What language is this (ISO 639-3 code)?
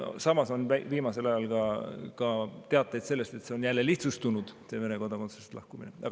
est